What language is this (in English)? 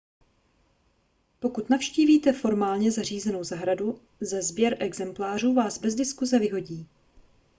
Czech